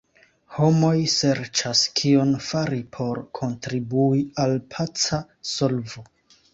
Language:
Esperanto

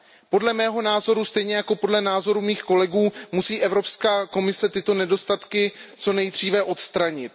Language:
Czech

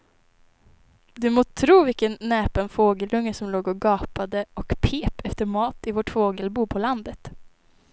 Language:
Swedish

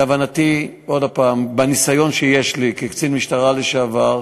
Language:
Hebrew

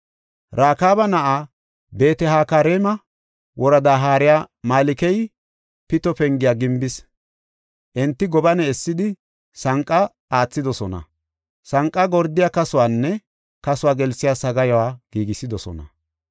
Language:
Gofa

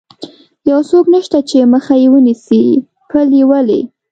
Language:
Pashto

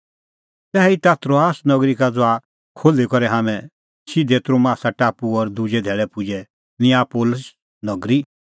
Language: Kullu Pahari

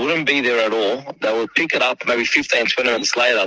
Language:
Indonesian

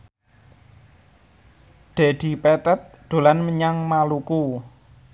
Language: Javanese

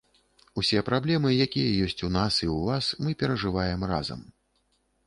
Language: Belarusian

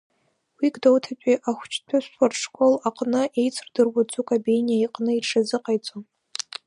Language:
Abkhazian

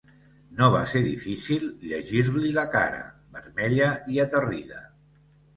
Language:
Catalan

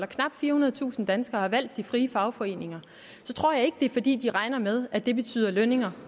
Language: Danish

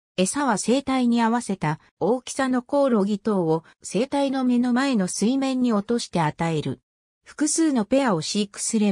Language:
Japanese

